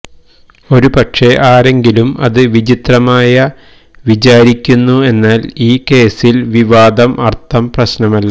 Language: Malayalam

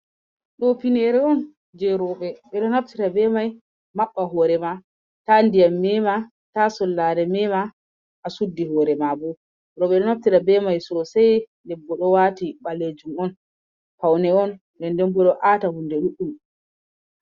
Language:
Fula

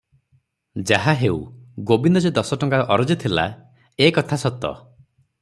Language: Odia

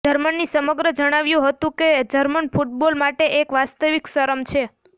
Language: Gujarati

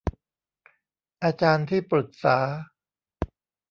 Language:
Thai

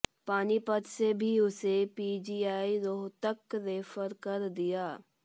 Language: Hindi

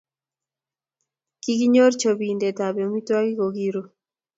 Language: Kalenjin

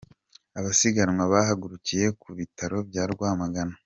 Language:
Kinyarwanda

